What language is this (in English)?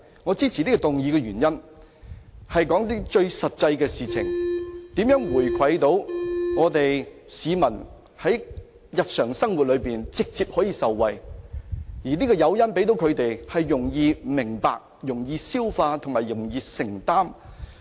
Cantonese